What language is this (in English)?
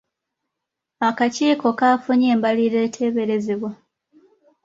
Ganda